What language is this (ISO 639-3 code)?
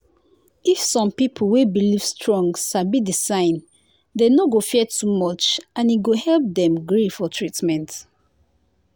pcm